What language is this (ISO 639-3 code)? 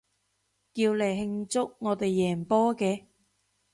yue